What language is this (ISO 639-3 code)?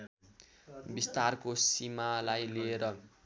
nep